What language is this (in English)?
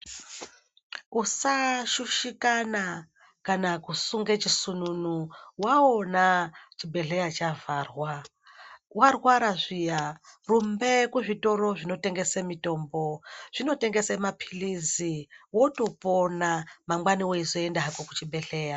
Ndau